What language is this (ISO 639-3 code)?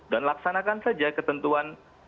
ind